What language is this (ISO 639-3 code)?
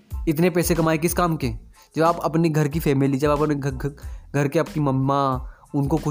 hin